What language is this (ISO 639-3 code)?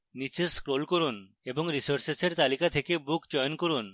ben